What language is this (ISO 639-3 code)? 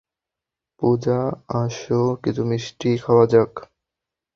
ben